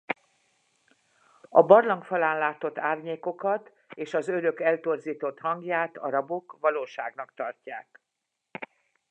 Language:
Hungarian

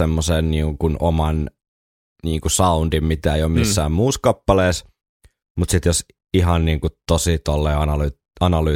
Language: Finnish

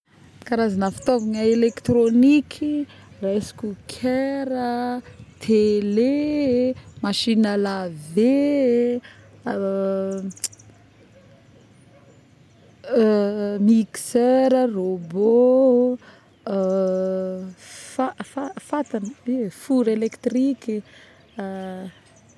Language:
Northern Betsimisaraka Malagasy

